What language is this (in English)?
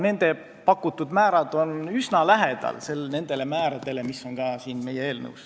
Estonian